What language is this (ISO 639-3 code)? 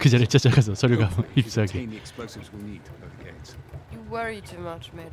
kor